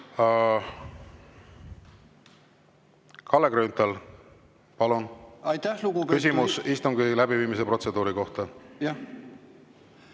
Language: Estonian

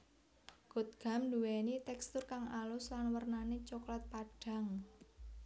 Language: Javanese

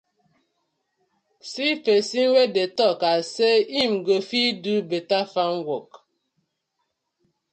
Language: Nigerian Pidgin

